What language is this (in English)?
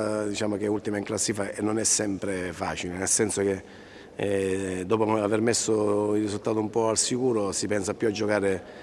Italian